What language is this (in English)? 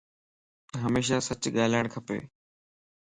Lasi